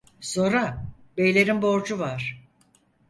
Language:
Turkish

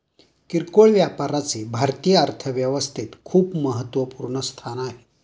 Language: Marathi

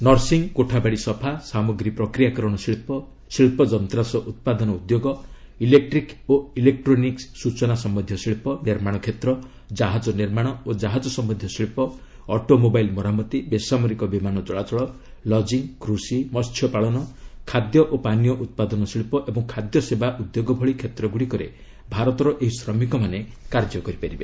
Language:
Odia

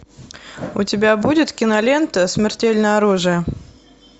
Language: Russian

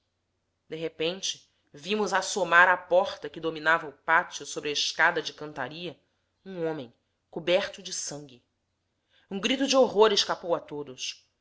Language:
Portuguese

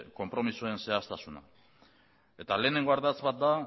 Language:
Basque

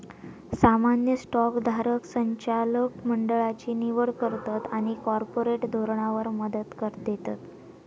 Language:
Marathi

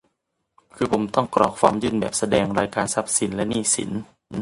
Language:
Thai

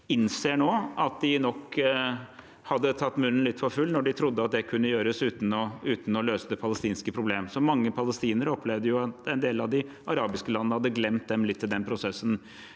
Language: Norwegian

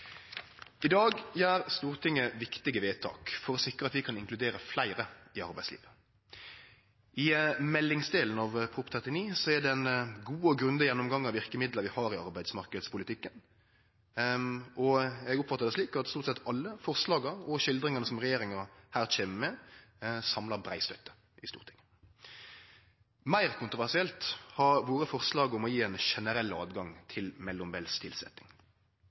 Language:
Norwegian Nynorsk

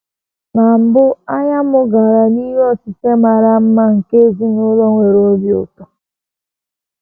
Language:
Igbo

